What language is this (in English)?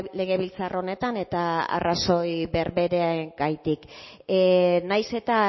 Basque